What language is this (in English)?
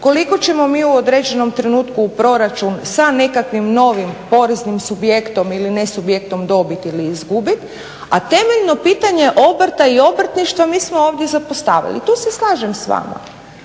Croatian